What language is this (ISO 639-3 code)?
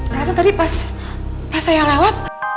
ind